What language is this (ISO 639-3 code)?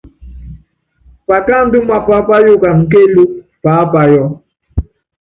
yav